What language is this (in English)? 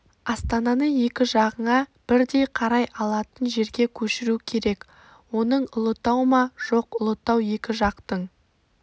Kazakh